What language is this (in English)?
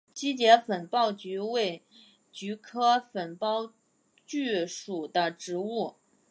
Chinese